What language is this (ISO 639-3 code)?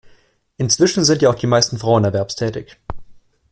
deu